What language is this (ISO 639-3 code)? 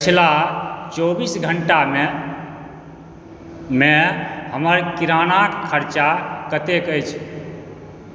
mai